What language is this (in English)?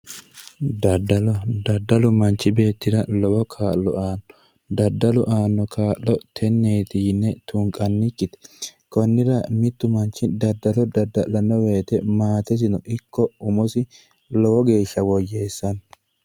Sidamo